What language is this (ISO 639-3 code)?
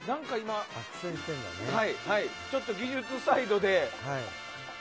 jpn